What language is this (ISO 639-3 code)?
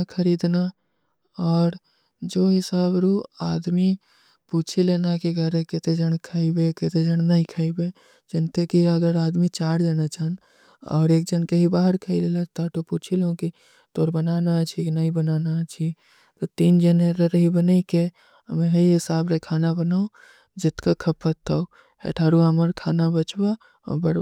uki